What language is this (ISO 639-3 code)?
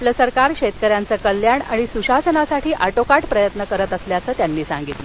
mar